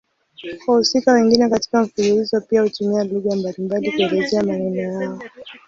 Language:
Swahili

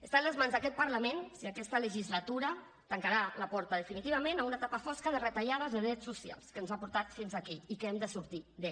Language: Catalan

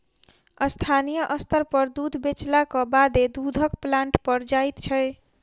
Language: Maithili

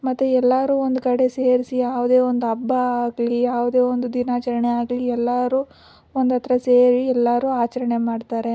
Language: Kannada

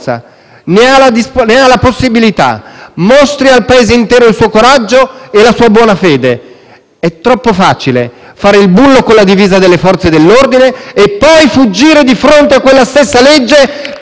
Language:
Italian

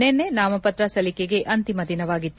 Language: Kannada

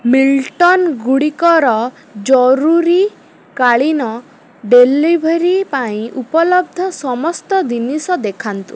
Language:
Odia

